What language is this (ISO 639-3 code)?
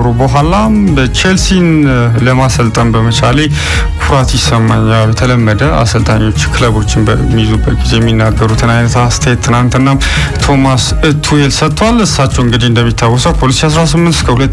ita